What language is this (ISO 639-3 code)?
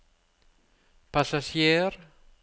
nor